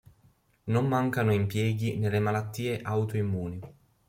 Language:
Italian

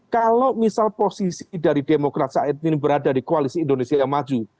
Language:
Indonesian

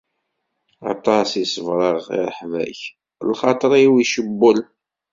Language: Kabyle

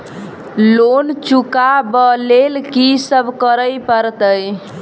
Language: Maithili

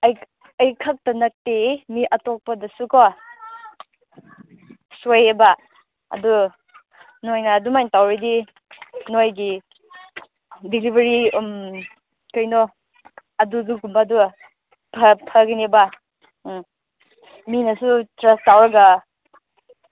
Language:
Manipuri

